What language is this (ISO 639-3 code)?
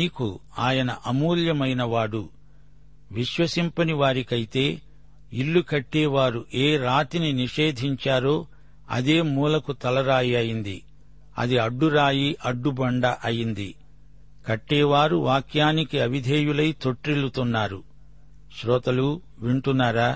tel